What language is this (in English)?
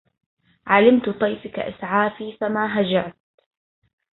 Arabic